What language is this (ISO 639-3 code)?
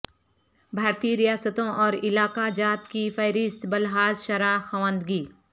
urd